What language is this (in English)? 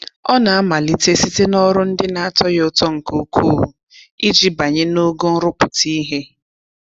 Igbo